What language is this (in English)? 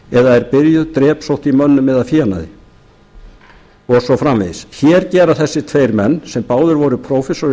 Icelandic